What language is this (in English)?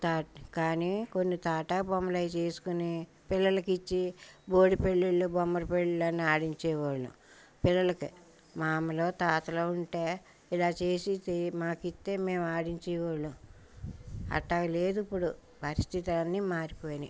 Telugu